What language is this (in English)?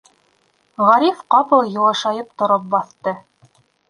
Bashkir